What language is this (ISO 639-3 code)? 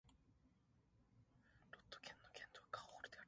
jpn